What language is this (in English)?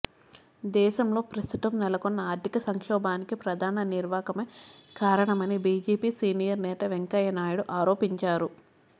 Telugu